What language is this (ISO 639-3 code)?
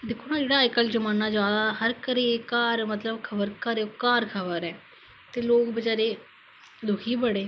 doi